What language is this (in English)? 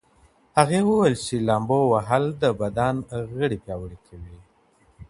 Pashto